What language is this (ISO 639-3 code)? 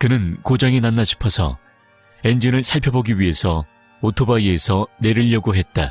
kor